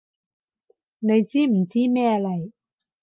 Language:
Cantonese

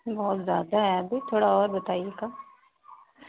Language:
Hindi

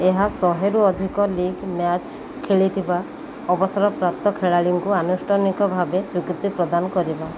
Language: Odia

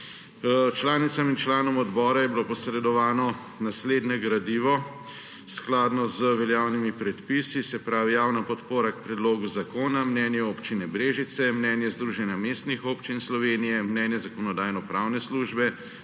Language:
Slovenian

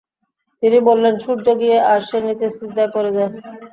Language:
Bangla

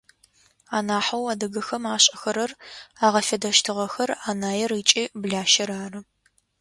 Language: Adyghe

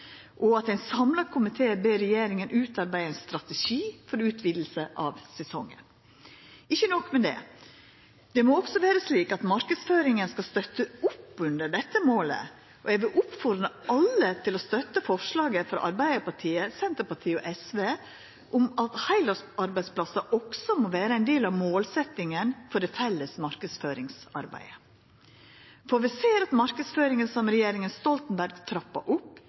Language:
Norwegian Nynorsk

